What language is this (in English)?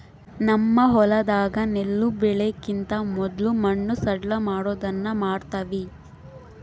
Kannada